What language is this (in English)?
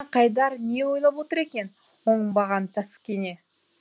Kazakh